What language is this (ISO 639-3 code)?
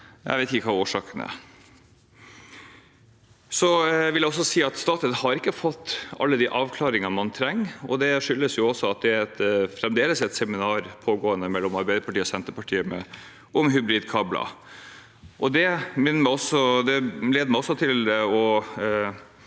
nor